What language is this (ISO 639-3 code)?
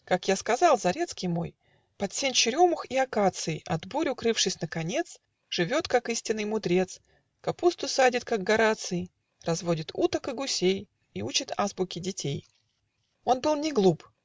rus